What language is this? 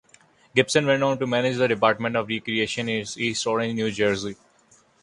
English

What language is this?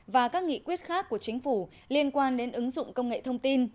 Vietnamese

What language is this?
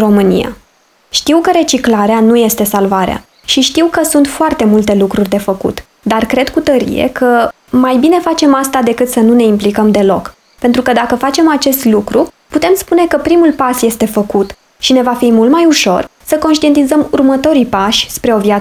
Romanian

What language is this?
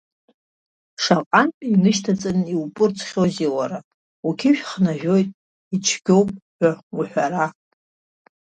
Abkhazian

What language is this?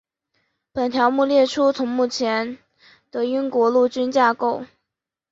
Chinese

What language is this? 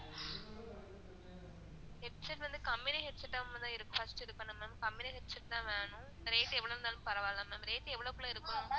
Tamil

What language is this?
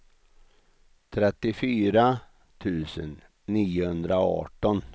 Swedish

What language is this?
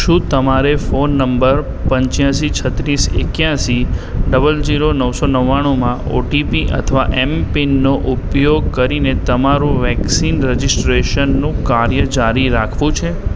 Gujarati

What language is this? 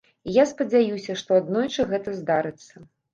Belarusian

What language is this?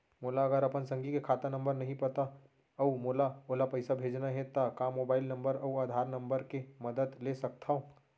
Chhattisgarhi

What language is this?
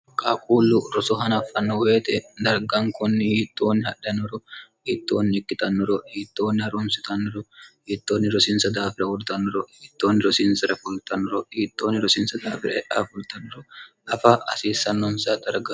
Sidamo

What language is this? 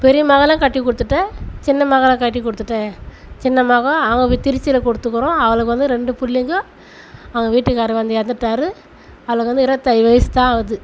Tamil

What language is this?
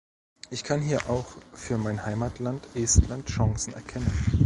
German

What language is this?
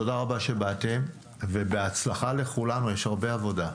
Hebrew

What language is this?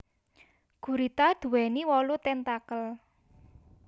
Javanese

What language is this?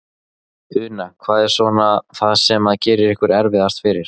Icelandic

